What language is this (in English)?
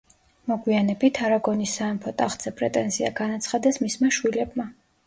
Georgian